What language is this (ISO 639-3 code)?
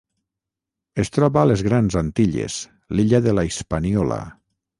cat